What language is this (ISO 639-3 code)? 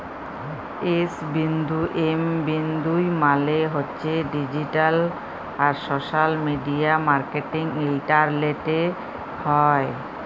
ben